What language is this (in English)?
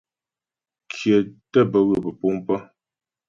Ghomala